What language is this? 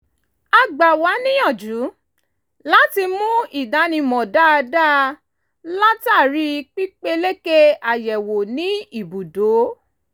Yoruba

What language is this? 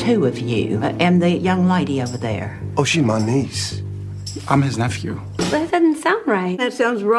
German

